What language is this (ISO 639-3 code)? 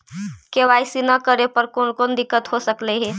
mag